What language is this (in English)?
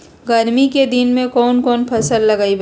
Magahi